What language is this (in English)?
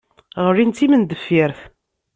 Kabyle